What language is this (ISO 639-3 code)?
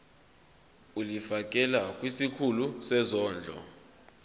zul